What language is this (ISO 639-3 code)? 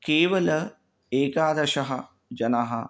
san